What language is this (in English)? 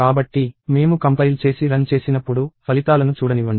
Telugu